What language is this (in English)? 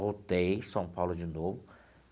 Portuguese